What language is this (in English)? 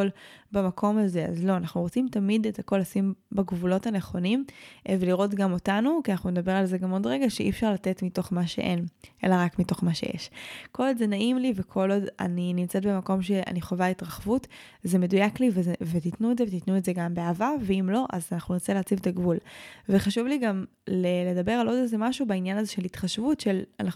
Hebrew